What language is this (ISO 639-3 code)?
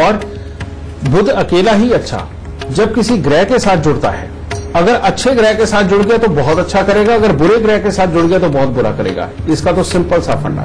hin